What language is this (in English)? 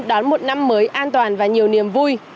Vietnamese